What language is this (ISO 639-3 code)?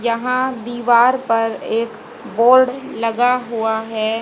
hin